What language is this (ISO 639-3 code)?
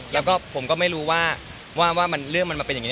tha